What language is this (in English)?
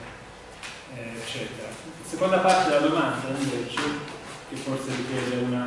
Italian